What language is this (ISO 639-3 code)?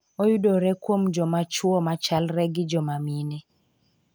luo